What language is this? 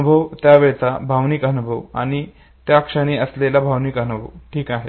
Marathi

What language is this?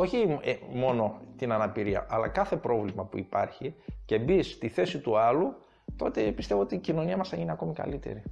Greek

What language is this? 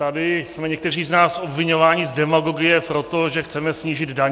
Czech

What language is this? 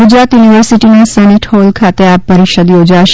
Gujarati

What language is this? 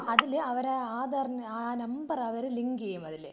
Malayalam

